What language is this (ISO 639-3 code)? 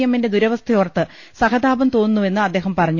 mal